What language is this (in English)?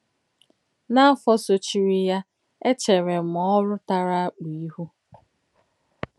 Igbo